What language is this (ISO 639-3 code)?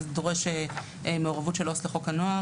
heb